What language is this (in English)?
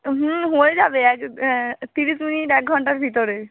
Bangla